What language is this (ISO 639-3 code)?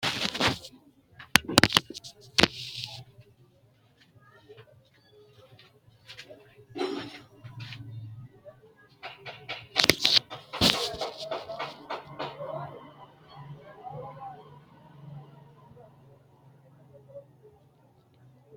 sid